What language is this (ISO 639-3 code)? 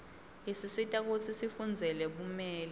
ssw